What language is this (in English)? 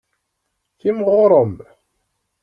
Kabyle